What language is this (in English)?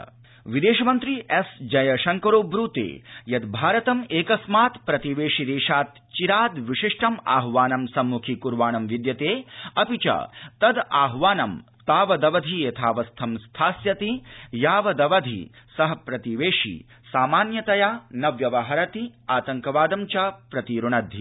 Sanskrit